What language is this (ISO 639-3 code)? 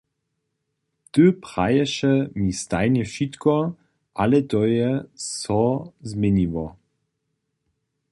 hsb